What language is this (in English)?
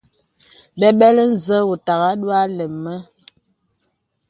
Bebele